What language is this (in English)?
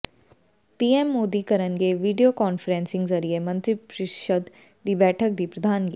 Punjabi